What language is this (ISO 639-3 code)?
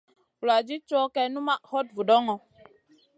mcn